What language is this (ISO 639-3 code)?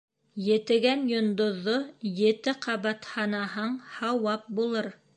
bak